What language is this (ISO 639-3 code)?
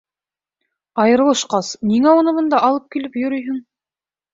bak